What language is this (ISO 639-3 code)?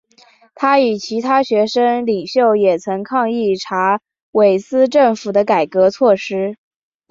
zho